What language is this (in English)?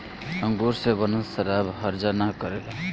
Bhojpuri